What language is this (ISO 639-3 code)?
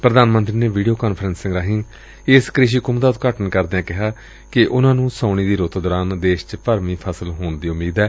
pan